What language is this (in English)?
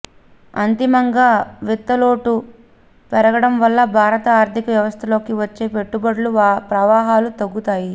Telugu